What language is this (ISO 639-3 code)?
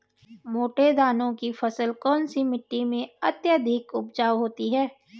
hin